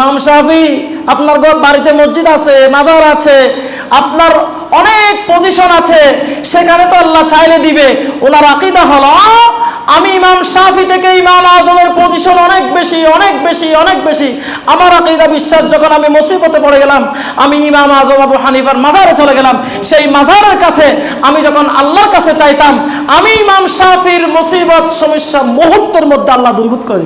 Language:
Indonesian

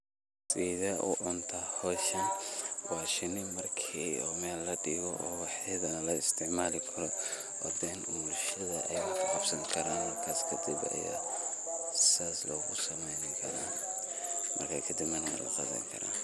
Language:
Somali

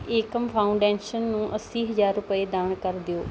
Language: Punjabi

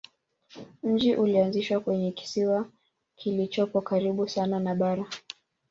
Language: Swahili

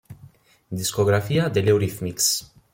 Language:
Italian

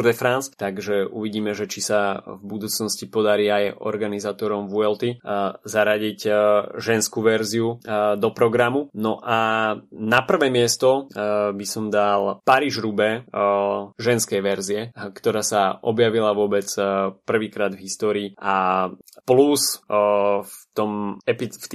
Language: Slovak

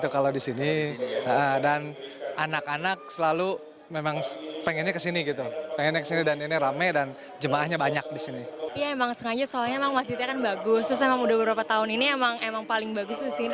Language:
Indonesian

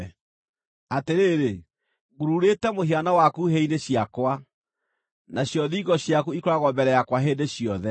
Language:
Kikuyu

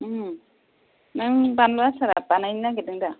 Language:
Bodo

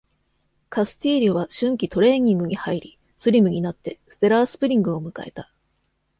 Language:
Japanese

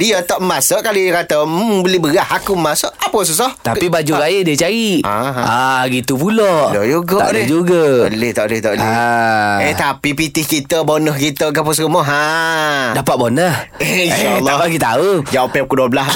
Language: Malay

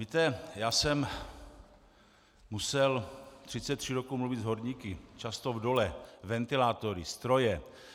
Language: Czech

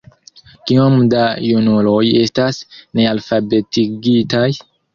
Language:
Esperanto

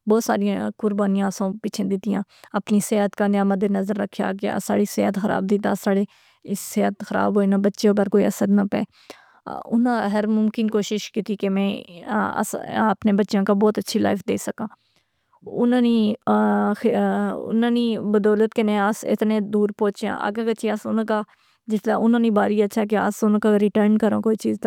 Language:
Pahari-Potwari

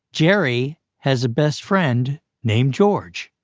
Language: English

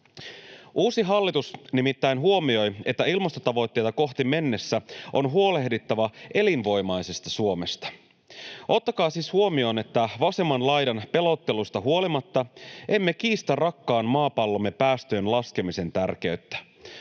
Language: Finnish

